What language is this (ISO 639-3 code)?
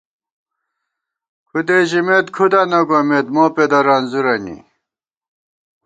gwt